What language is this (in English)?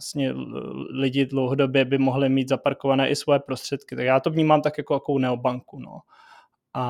Czech